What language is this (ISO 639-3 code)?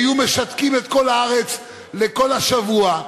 heb